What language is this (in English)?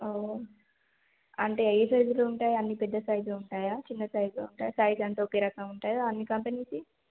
Telugu